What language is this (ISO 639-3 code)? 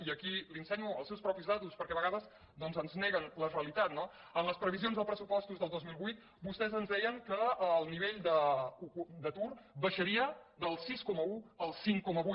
cat